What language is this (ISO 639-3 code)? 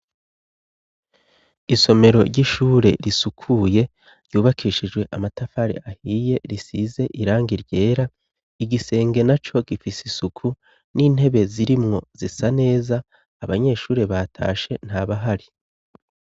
run